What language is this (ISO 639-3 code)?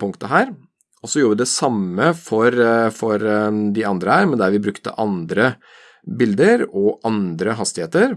nor